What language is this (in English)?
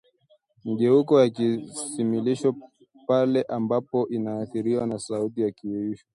Swahili